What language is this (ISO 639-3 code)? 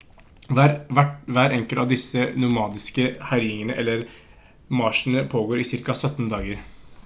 nob